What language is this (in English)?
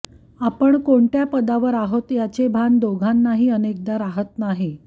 Marathi